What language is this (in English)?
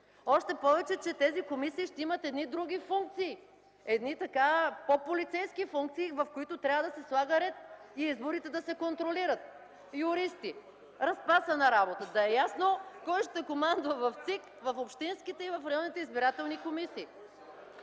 Bulgarian